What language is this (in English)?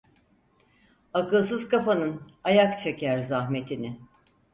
Turkish